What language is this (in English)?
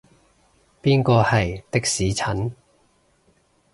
Cantonese